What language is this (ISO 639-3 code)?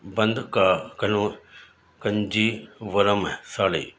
urd